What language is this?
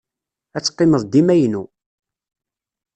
Kabyle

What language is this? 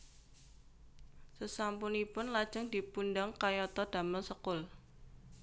Javanese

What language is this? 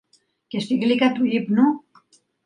Greek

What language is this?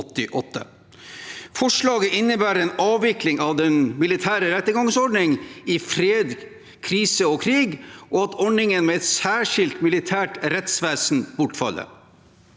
Norwegian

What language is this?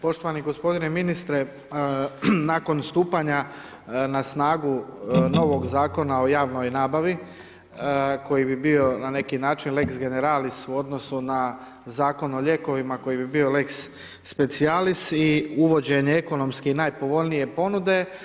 Croatian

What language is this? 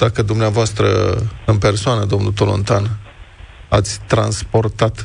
Romanian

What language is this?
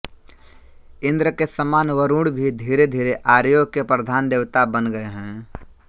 Hindi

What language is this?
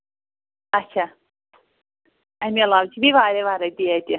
Kashmiri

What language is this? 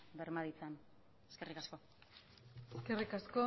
Basque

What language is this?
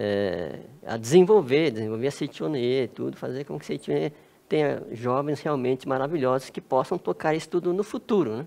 Portuguese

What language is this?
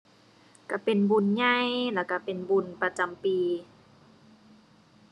Thai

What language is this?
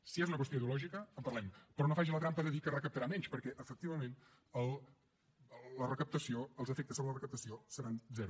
Catalan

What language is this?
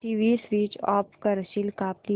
Marathi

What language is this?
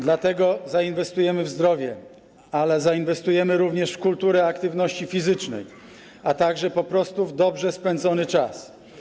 Polish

